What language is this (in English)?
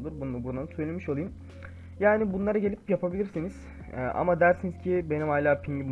Turkish